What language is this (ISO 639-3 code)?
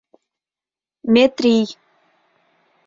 chm